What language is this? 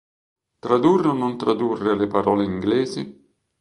Italian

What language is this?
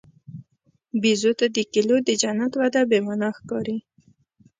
Pashto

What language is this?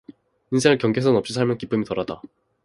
Korean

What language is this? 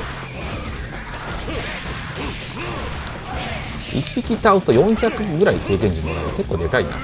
Japanese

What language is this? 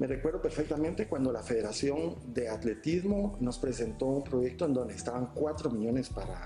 Spanish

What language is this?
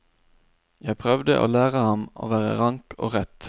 Norwegian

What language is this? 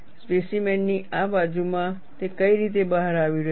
Gujarati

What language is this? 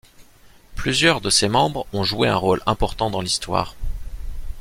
French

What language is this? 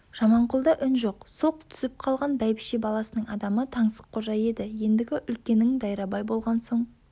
Kazakh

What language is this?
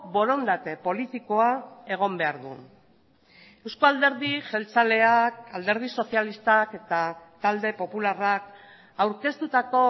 Basque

